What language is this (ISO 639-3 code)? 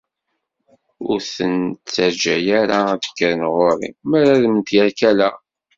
kab